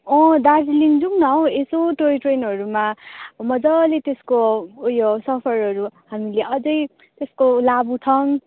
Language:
Nepali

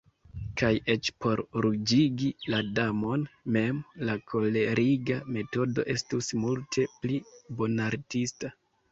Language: Esperanto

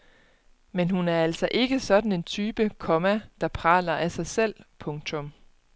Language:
Danish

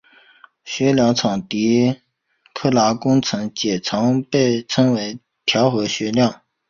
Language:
Chinese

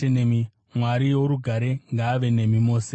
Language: Shona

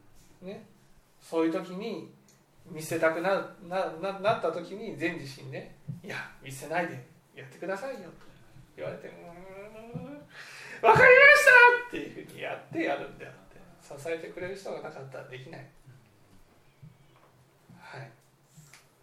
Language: Japanese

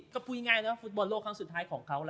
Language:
Thai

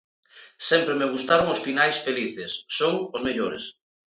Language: Galician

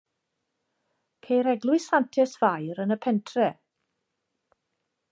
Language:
Welsh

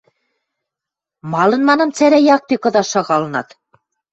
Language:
Western Mari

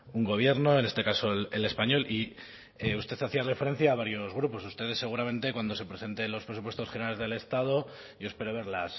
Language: Spanish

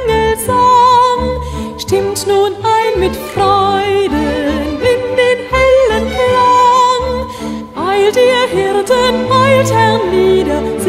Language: Czech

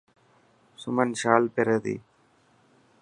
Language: Dhatki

